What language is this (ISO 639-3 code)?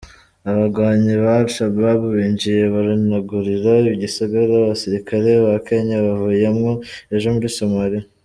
kin